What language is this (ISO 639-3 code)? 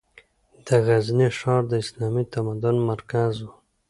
pus